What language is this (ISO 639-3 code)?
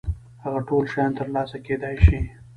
pus